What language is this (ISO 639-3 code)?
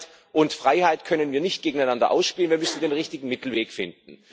deu